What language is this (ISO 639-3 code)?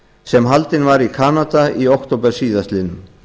isl